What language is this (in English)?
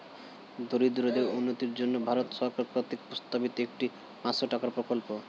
Bangla